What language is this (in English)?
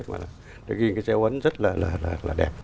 Vietnamese